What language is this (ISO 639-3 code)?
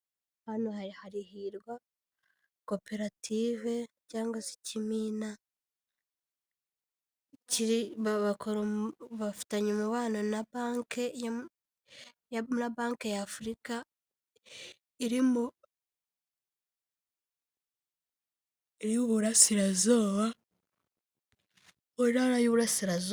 kin